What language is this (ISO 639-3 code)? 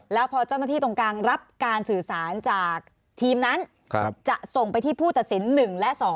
tha